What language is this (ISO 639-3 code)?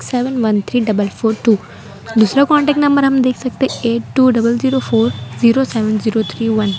hin